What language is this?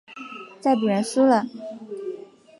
Chinese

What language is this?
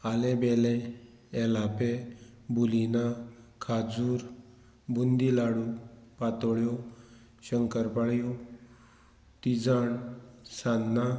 Konkani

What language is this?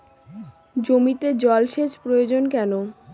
Bangla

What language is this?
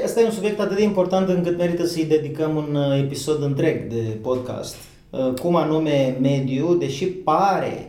Romanian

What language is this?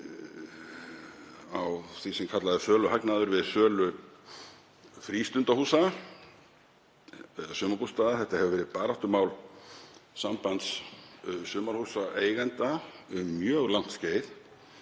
Icelandic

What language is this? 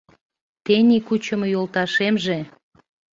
Mari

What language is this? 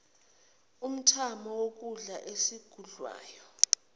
Zulu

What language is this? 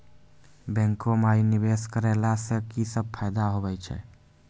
Maithili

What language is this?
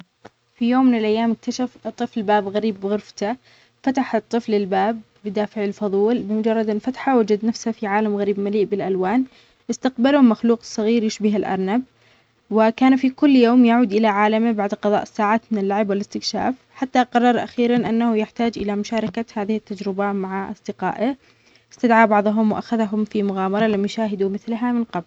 Omani Arabic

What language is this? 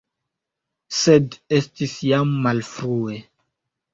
Esperanto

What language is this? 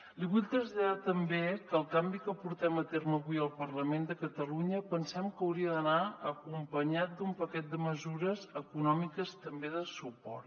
Catalan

